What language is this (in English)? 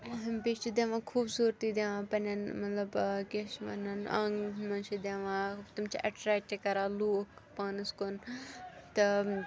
Kashmiri